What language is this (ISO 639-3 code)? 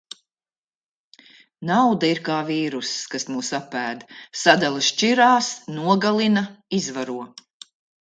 lav